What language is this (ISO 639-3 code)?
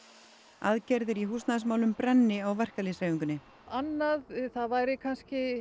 isl